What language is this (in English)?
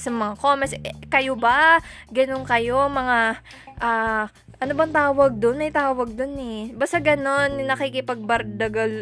Filipino